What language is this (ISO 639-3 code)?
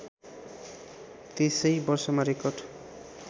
nep